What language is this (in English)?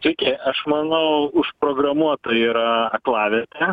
Lithuanian